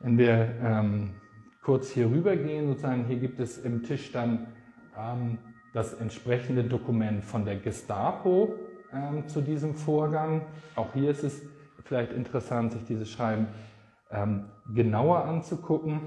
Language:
German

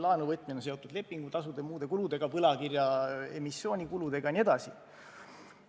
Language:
Estonian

